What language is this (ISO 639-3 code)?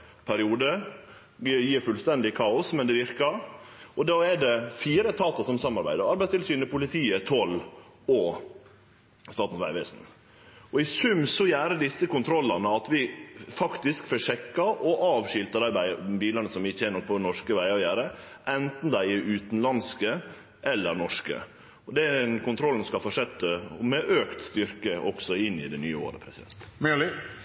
nno